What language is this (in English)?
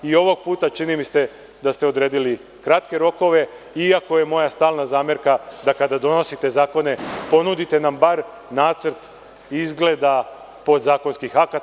Serbian